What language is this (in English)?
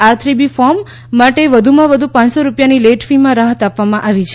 Gujarati